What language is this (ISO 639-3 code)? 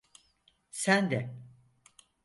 tur